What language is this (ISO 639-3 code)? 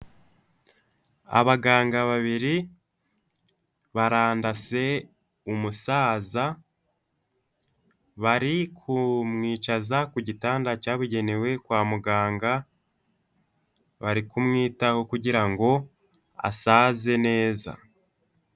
kin